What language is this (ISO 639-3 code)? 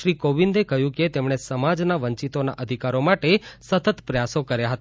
guj